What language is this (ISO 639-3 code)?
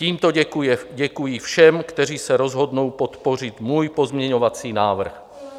ces